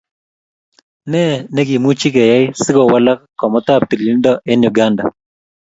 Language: Kalenjin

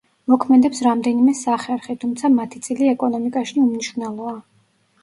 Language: Georgian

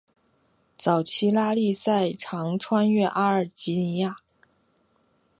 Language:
Chinese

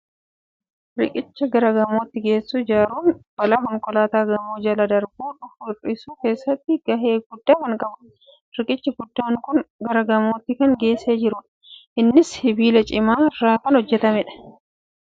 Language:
Oromo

